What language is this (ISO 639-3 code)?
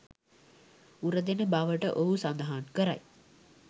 sin